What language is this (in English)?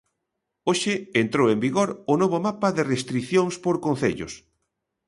Galician